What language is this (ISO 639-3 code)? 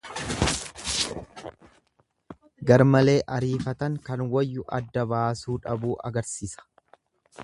orm